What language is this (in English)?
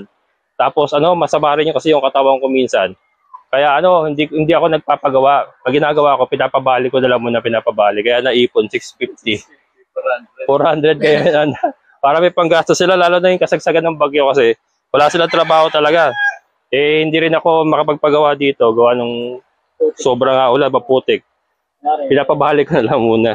Filipino